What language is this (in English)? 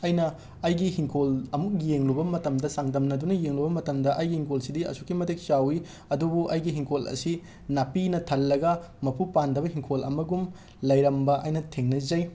Manipuri